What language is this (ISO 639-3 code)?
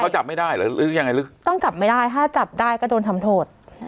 tha